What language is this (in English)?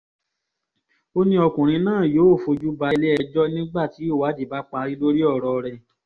Yoruba